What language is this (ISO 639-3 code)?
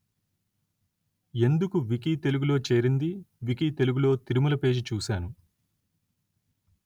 tel